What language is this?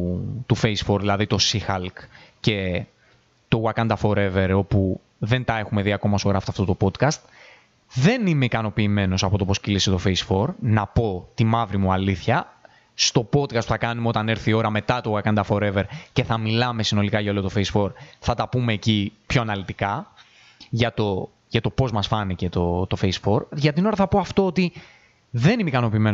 Greek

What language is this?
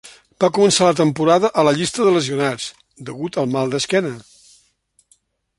Catalan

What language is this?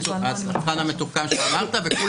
Hebrew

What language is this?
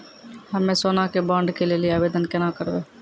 Maithili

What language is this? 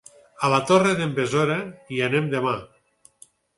Catalan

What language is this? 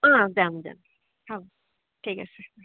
Assamese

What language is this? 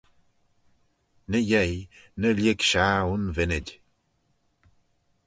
Manx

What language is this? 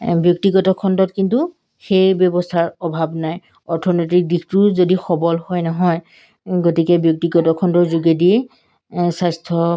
Assamese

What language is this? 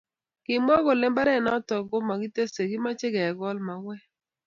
Kalenjin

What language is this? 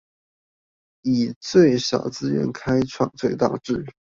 Chinese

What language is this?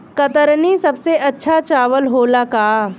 Bhojpuri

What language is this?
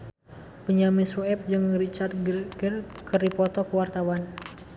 Sundanese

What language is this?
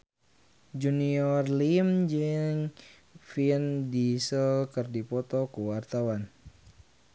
Sundanese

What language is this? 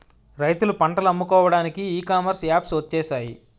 Telugu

